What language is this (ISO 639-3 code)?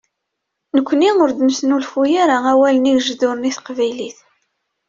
kab